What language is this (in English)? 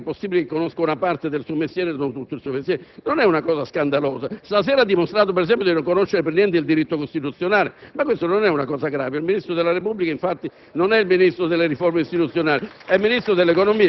Italian